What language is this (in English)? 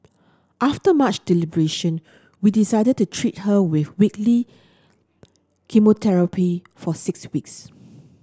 English